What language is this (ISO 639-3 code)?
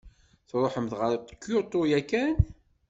kab